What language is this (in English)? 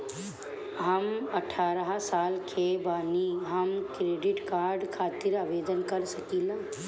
Bhojpuri